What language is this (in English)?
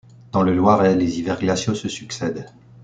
French